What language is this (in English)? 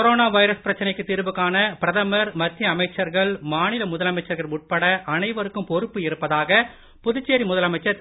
Tamil